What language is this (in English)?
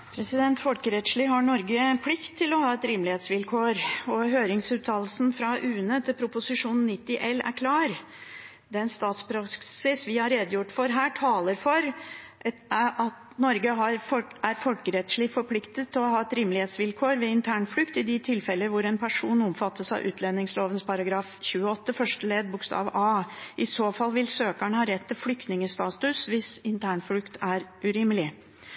Norwegian Bokmål